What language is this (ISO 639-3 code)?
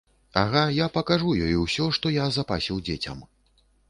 bel